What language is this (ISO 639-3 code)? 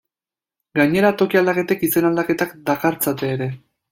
eus